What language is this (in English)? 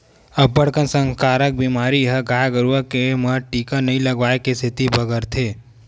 Chhattisgarhi